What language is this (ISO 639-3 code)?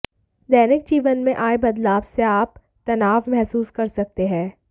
hin